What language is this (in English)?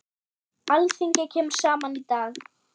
Icelandic